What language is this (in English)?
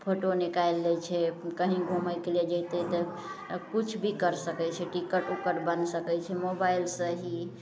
Maithili